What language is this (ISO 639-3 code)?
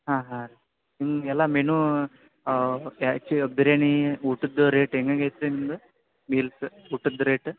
kan